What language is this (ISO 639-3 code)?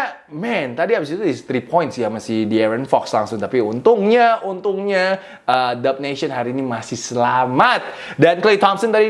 ind